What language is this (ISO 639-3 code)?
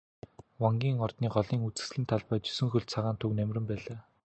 mon